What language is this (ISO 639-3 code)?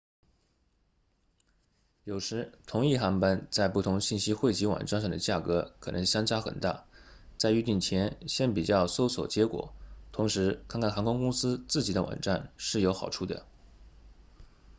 zho